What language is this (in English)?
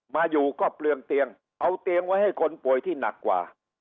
Thai